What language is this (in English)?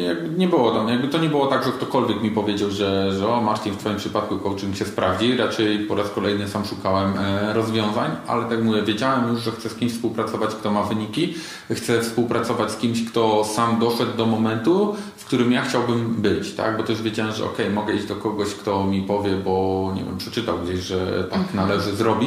Polish